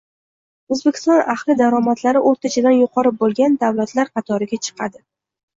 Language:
Uzbek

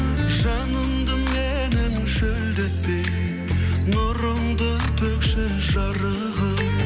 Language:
Kazakh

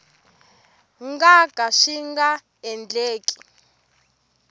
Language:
Tsonga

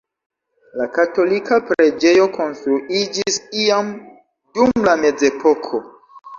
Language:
Esperanto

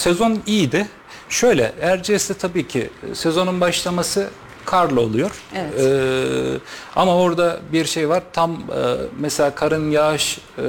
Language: Turkish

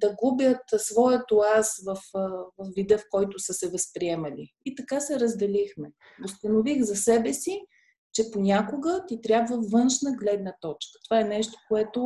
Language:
Bulgarian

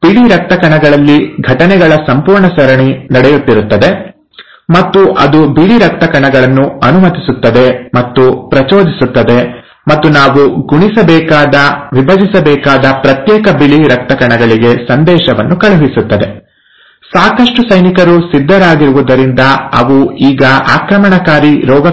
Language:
Kannada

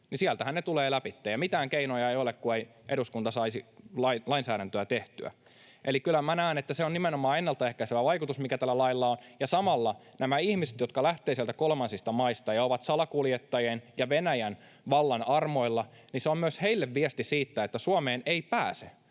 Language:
Finnish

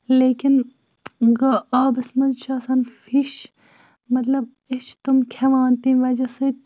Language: Kashmiri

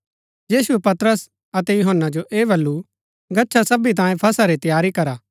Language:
Gaddi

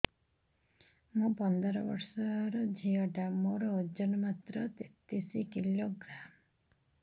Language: Odia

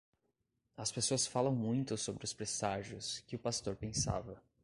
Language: Portuguese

